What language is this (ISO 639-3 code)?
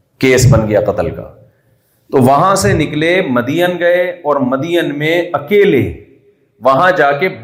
urd